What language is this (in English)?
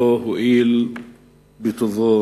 Hebrew